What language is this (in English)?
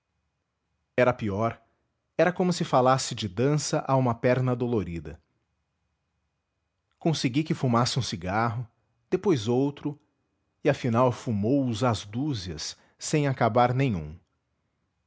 Portuguese